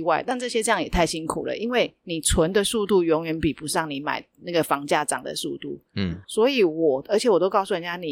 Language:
Chinese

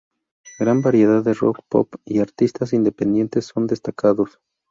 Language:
Spanish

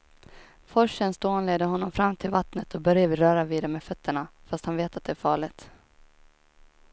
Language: Swedish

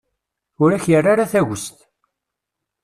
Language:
Kabyle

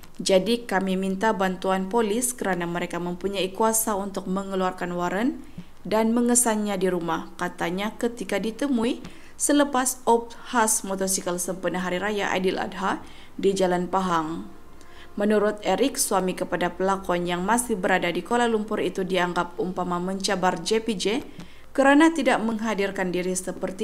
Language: Malay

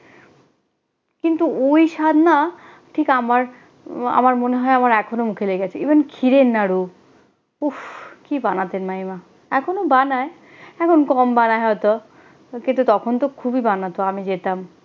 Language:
Bangla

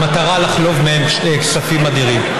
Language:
Hebrew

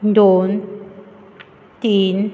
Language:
Konkani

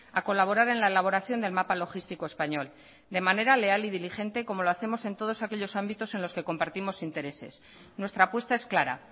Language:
Spanish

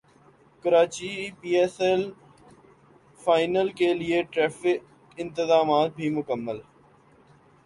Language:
Urdu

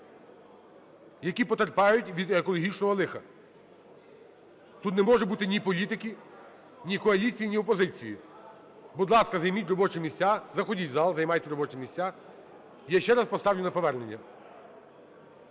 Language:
Ukrainian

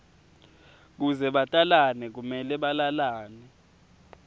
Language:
Swati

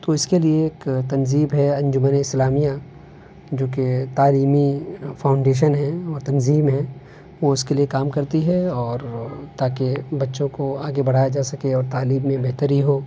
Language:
Urdu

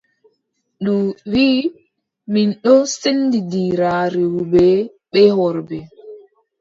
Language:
Adamawa Fulfulde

